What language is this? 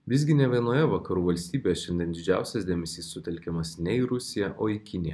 Lithuanian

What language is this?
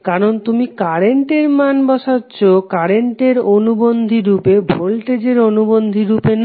Bangla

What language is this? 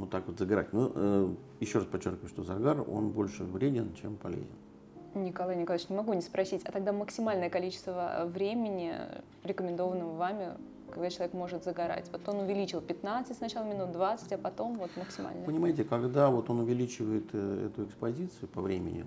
Russian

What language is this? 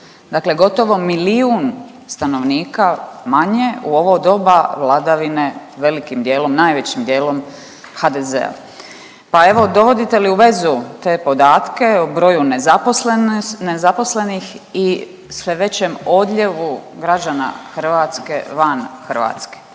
Croatian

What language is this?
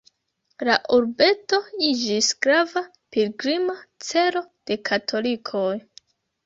Esperanto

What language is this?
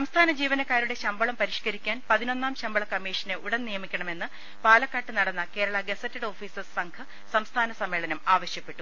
Malayalam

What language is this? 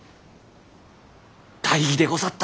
Japanese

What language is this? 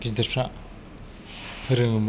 Bodo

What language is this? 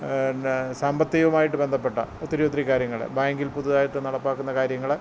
Malayalam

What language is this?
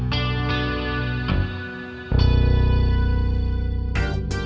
Indonesian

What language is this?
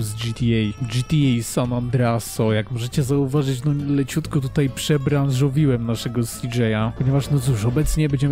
Polish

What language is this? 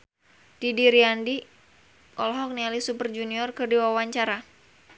Sundanese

